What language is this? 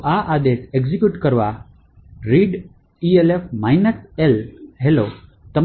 Gujarati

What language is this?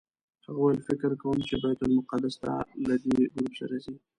Pashto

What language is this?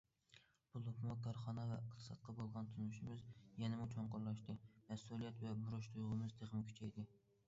Uyghur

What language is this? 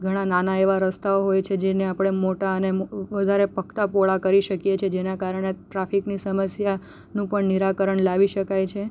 Gujarati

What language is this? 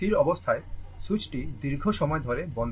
Bangla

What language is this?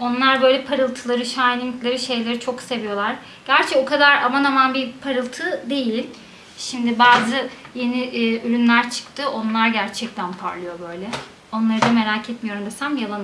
Turkish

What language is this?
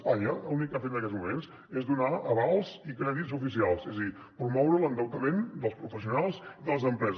Catalan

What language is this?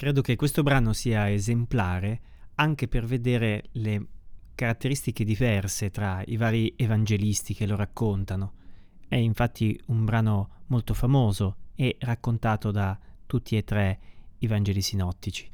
Italian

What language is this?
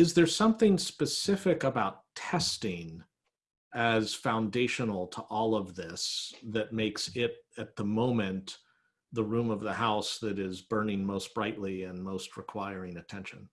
English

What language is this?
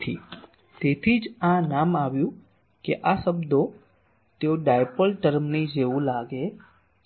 Gujarati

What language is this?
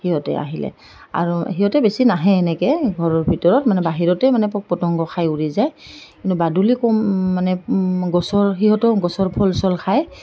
Assamese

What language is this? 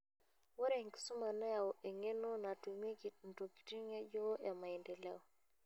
Masai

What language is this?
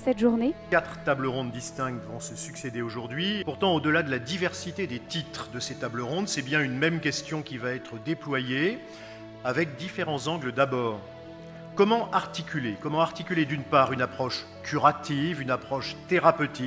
French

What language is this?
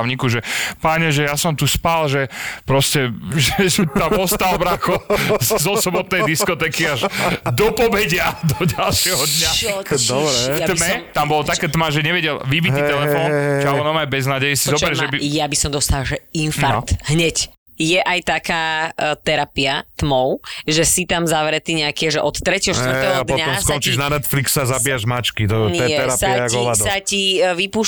Slovak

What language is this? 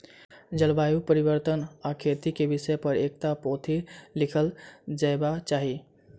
Maithili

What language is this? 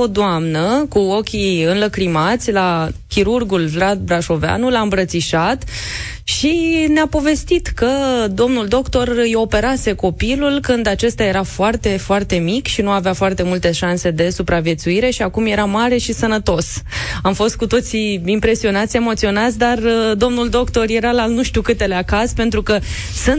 Romanian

